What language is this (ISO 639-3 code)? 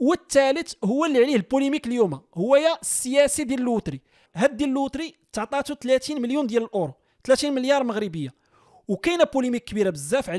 ara